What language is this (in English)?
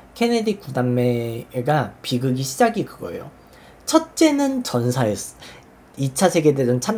Korean